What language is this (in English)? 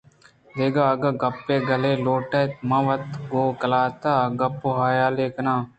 Eastern Balochi